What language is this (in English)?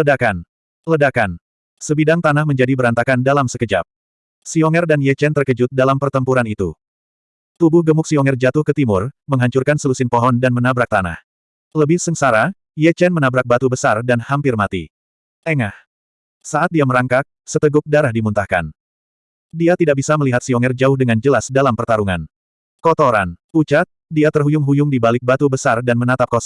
Indonesian